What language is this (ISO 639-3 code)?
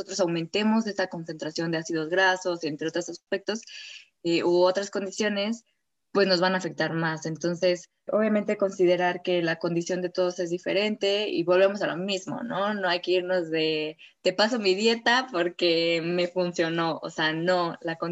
spa